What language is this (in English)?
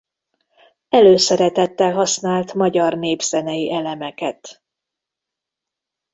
Hungarian